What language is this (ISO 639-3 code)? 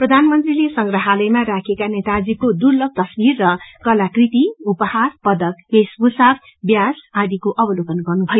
nep